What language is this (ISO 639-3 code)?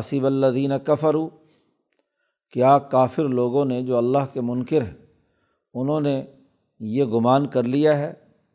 urd